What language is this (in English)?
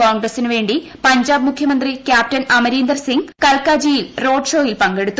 Malayalam